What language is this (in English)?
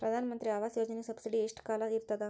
Kannada